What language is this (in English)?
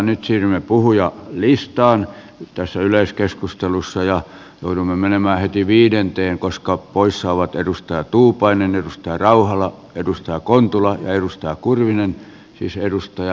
Finnish